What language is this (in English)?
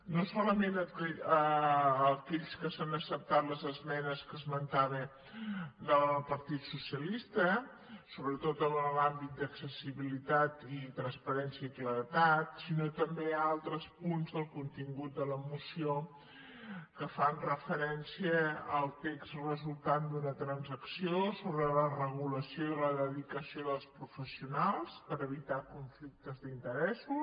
Catalan